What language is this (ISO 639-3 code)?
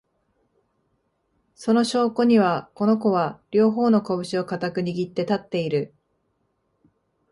jpn